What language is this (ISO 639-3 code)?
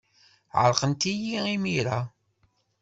kab